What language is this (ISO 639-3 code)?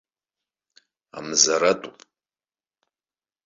abk